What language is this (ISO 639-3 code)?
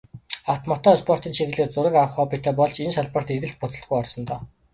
mon